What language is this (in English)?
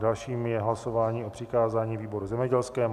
Czech